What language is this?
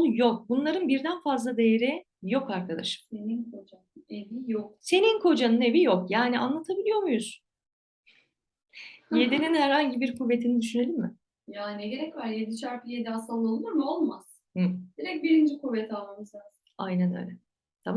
Turkish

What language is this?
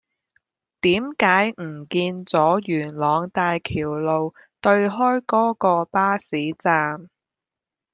Cantonese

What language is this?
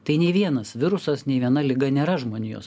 Lithuanian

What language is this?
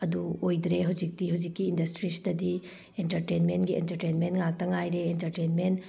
Manipuri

